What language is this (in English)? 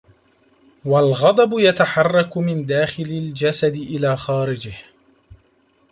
Arabic